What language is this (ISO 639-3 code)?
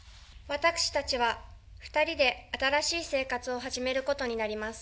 jpn